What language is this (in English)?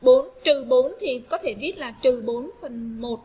Vietnamese